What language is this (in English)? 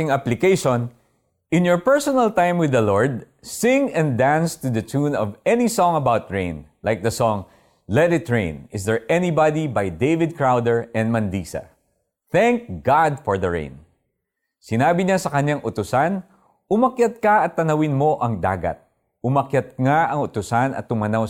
Filipino